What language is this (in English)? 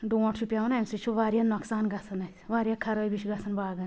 Kashmiri